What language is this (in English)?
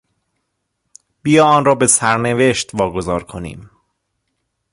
Persian